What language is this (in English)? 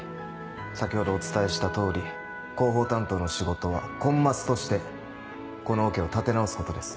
Japanese